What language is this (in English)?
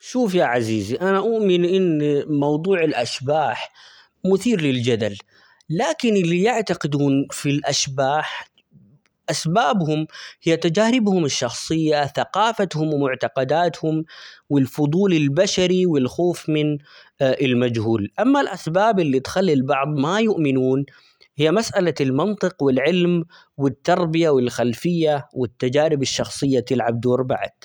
Omani Arabic